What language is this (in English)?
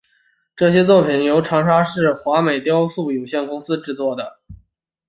Chinese